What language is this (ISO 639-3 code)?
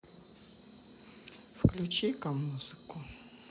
rus